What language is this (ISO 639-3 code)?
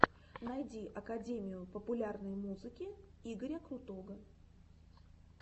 rus